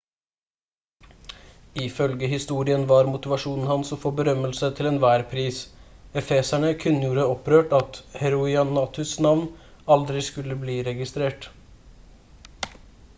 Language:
Norwegian Bokmål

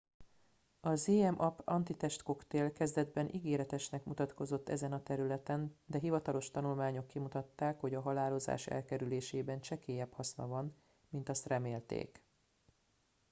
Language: Hungarian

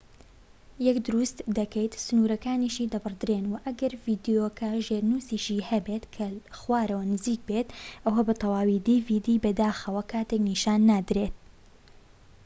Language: Central Kurdish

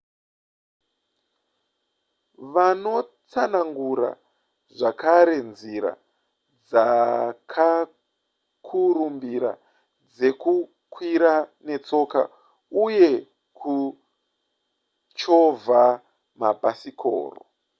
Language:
Shona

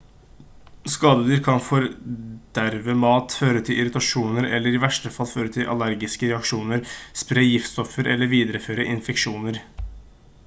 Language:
Norwegian Bokmål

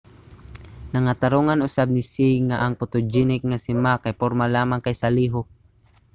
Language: Cebuano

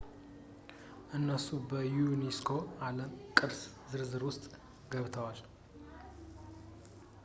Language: Amharic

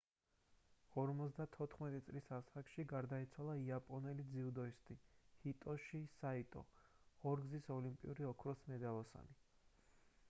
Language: Georgian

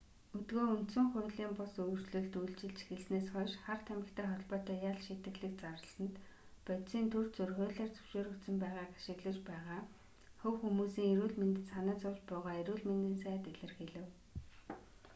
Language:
Mongolian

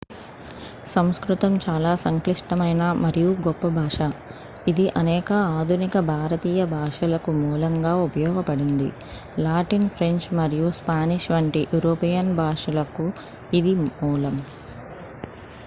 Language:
Telugu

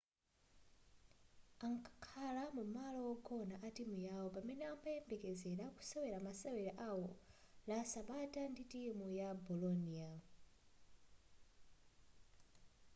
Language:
Nyanja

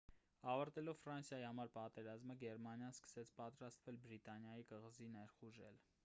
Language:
Armenian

